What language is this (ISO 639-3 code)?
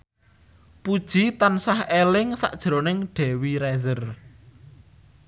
jav